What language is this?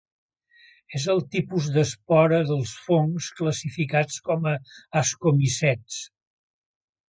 Catalan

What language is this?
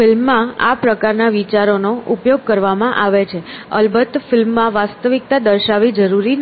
Gujarati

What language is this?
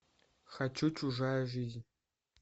Russian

